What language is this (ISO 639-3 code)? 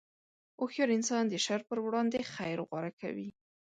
pus